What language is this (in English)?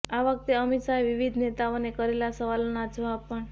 Gujarati